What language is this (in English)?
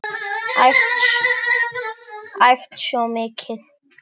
Icelandic